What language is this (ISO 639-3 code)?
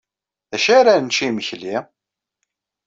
kab